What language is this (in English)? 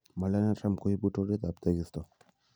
Kalenjin